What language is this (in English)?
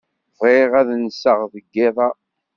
Kabyle